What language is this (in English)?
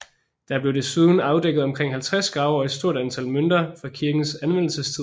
Danish